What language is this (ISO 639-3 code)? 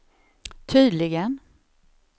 swe